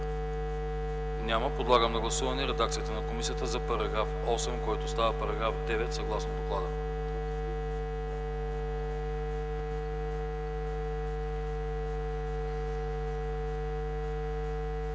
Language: Bulgarian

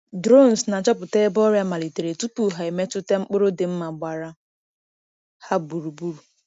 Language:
Igbo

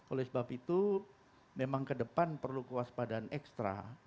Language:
Indonesian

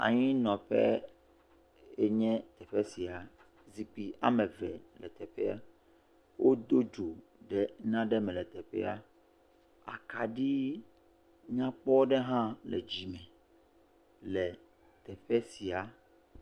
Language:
Ewe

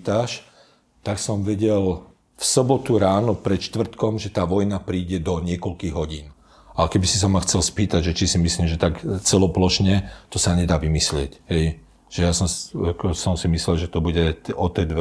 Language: Slovak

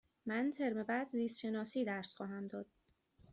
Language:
Persian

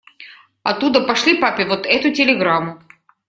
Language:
Russian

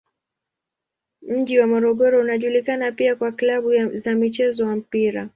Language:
Swahili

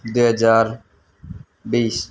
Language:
Nepali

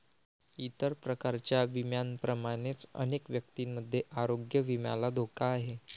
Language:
Marathi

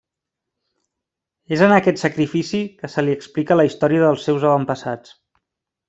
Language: Catalan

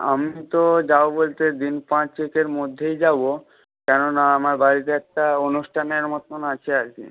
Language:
Bangla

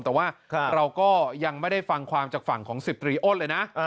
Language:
Thai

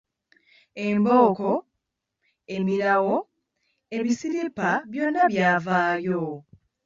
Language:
Ganda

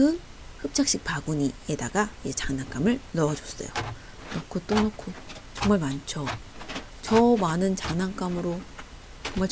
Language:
Korean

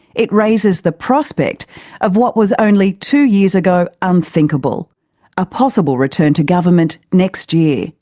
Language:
English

